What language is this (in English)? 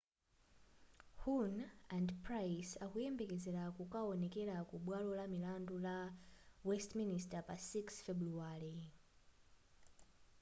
Nyanja